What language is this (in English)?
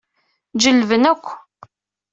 Kabyle